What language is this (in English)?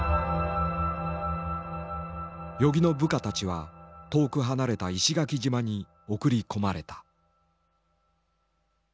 Japanese